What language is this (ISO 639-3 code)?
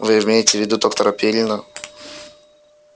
rus